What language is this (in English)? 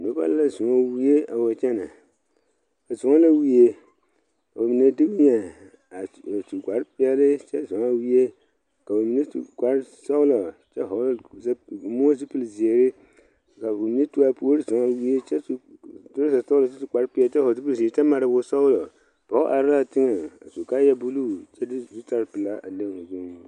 Southern Dagaare